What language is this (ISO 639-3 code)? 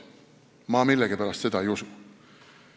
est